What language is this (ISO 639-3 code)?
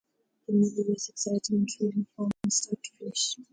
eng